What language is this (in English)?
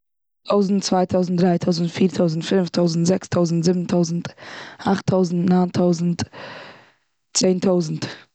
Yiddish